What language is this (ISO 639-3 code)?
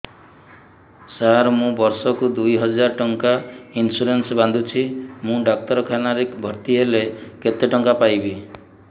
ori